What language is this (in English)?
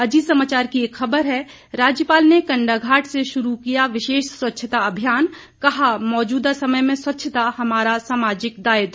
Hindi